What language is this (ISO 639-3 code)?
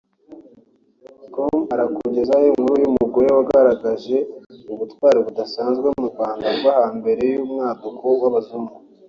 kin